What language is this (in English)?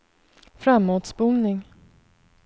Swedish